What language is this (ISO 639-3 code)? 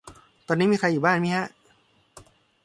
tha